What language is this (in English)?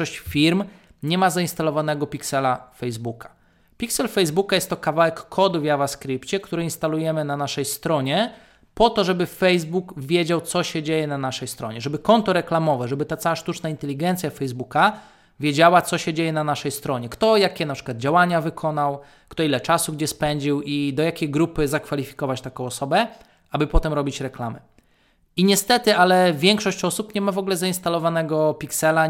Polish